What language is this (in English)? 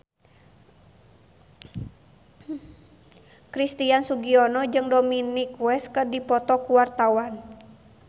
Sundanese